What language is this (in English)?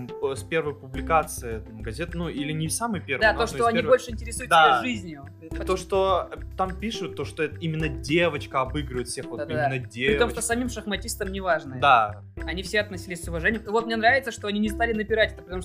Russian